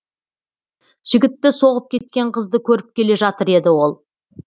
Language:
Kazakh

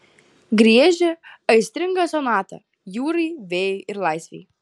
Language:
Lithuanian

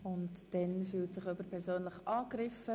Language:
Swiss German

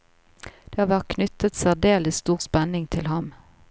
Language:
Norwegian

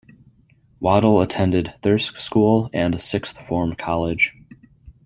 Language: English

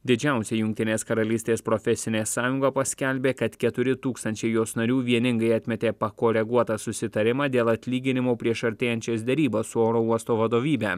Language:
Lithuanian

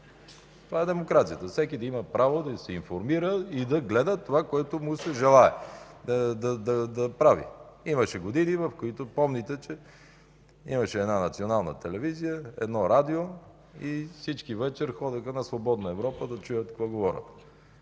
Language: Bulgarian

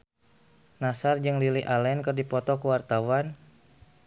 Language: Sundanese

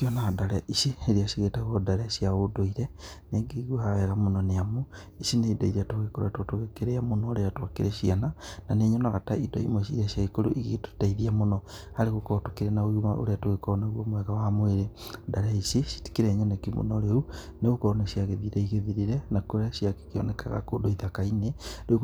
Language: Kikuyu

